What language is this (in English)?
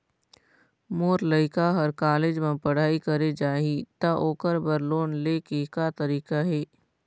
Chhattisgarhi